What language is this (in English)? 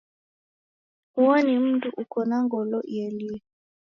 Taita